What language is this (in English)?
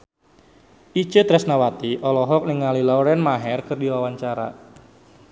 Sundanese